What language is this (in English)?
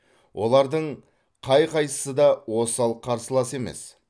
Kazakh